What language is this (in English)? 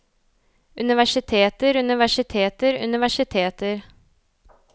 Norwegian